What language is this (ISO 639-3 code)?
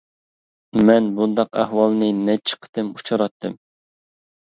uig